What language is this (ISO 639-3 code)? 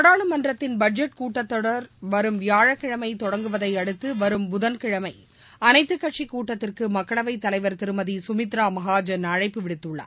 tam